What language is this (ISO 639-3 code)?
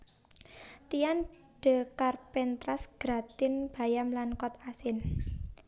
jav